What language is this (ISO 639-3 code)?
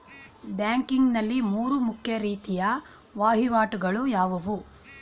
kan